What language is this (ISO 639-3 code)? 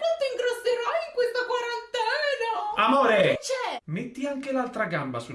ita